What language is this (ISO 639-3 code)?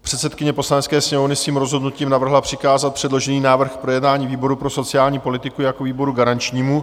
ces